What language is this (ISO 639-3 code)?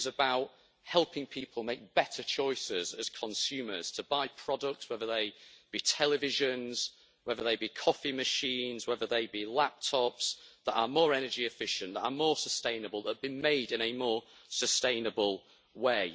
eng